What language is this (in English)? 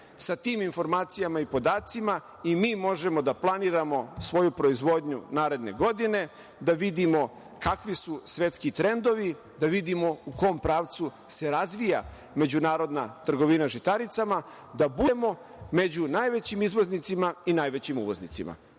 Serbian